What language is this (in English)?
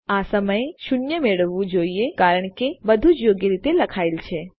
Gujarati